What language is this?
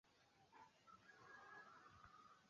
Swahili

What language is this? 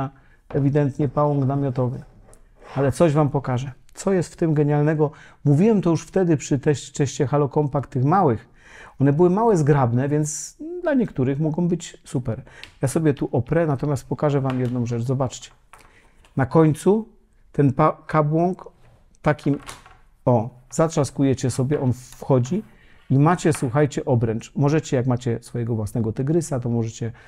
Polish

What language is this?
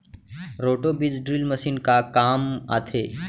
Chhattisgarhi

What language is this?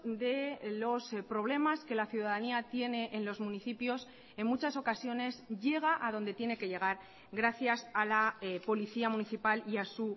Spanish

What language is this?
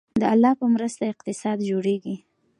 Pashto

